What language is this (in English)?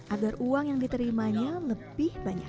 Indonesian